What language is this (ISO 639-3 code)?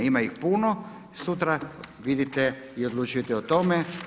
hrv